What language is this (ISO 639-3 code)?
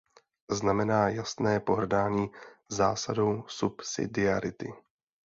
ces